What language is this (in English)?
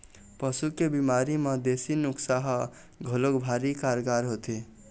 Chhattisgarhi